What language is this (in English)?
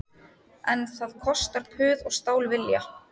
Icelandic